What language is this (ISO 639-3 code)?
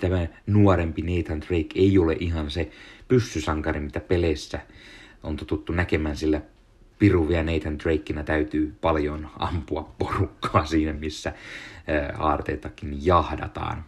fin